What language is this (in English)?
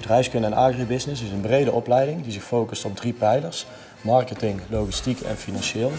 Dutch